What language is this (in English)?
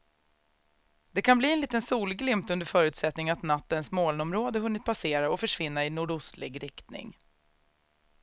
Swedish